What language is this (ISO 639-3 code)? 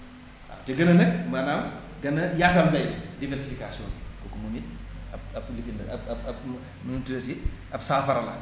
wol